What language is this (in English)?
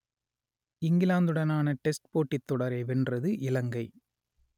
Tamil